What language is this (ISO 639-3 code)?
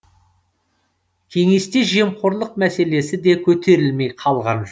kaz